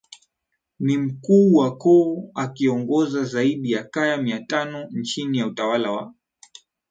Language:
Swahili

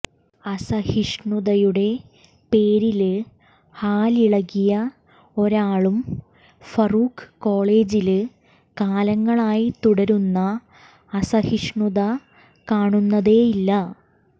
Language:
Malayalam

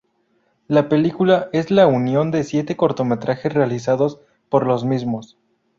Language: Spanish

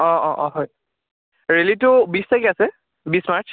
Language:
Assamese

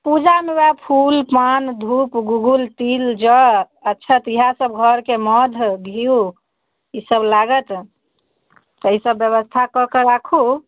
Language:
Maithili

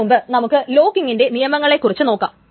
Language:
Malayalam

